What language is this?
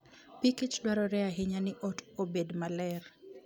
Luo (Kenya and Tanzania)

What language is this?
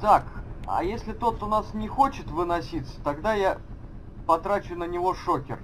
Russian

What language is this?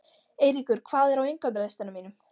Icelandic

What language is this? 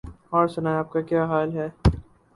Urdu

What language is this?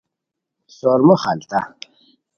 Khowar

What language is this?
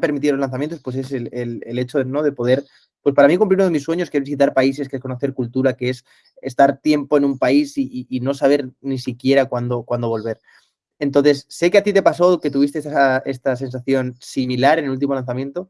Spanish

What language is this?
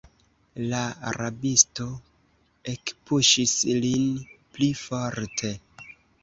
Esperanto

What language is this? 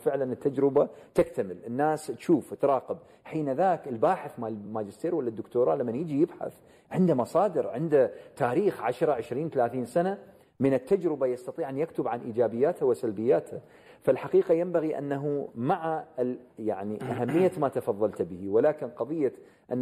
Arabic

